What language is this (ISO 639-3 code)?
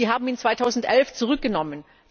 deu